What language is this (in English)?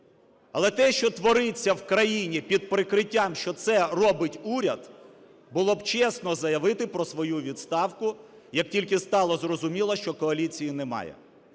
Ukrainian